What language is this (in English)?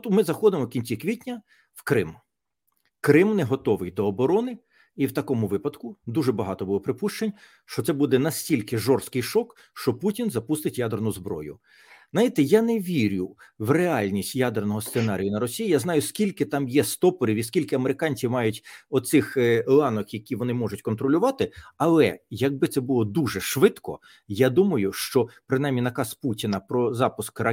Ukrainian